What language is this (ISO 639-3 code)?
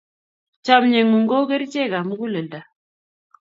kln